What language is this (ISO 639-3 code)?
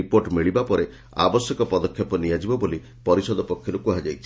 ori